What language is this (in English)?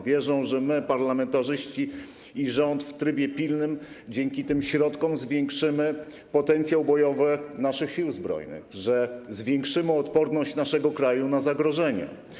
Polish